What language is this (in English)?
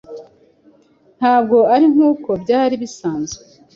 Kinyarwanda